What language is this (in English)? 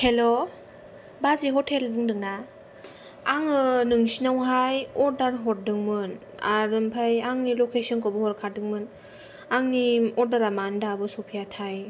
Bodo